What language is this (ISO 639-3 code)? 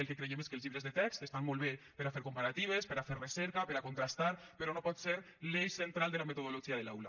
cat